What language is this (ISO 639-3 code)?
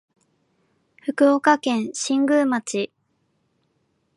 jpn